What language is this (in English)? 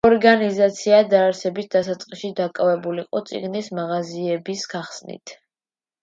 Georgian